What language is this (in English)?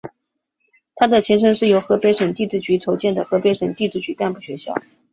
Chinese